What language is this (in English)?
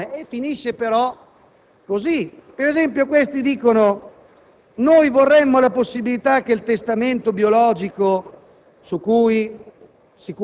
Italian